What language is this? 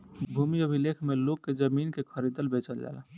Bhojpuri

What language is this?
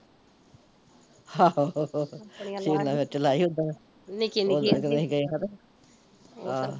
Punjabi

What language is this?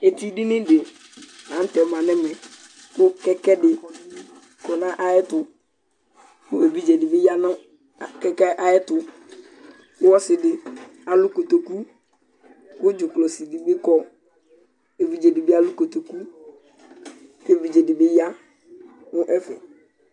Ikposo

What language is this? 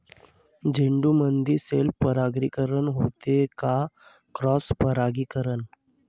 Marathi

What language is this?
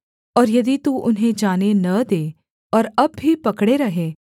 Hindi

